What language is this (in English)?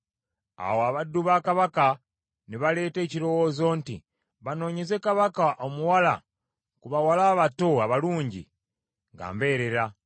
Ganda